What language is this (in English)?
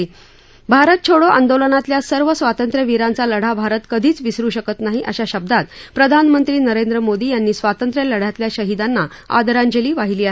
Marathi